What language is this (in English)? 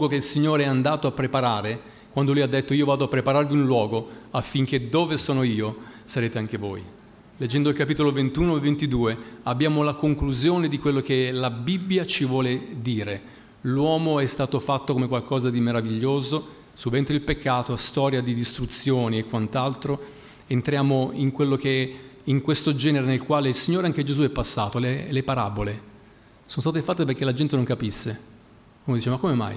Italian